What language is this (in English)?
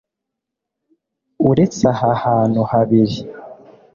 Kinyarwanda